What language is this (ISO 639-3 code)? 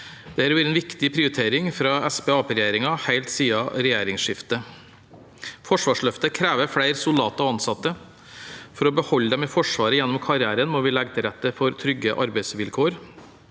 nor